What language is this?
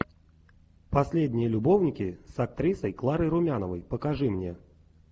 Russian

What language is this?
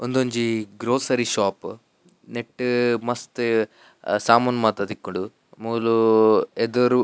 Tulu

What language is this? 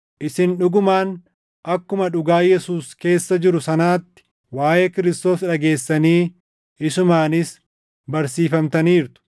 Oromo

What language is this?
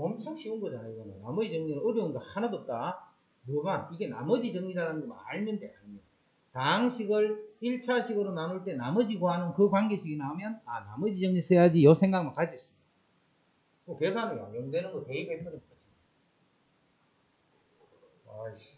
Korean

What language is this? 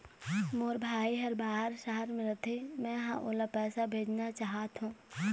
Chhattisgarhi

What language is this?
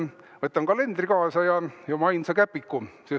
Estonian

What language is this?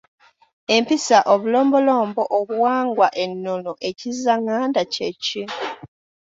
Ganda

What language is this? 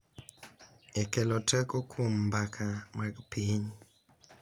Luo (Kenya and Tanzania)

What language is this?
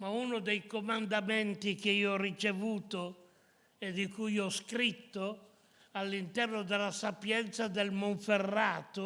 Italian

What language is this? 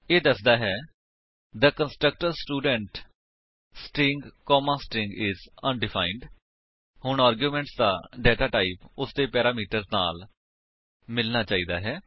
Punjabi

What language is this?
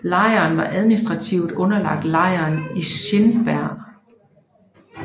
Danish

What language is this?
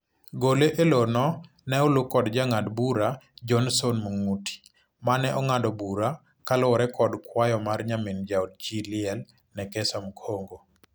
Luo (Kenya and Tanzania)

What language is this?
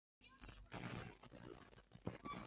Chinese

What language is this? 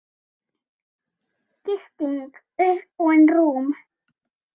Icelandic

